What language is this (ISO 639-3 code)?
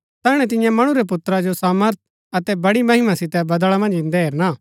gbk